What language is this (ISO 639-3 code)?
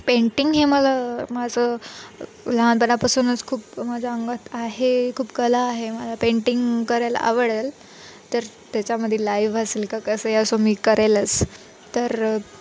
mar